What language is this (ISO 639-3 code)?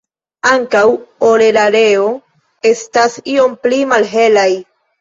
epo